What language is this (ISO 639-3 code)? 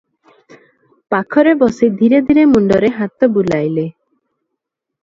ori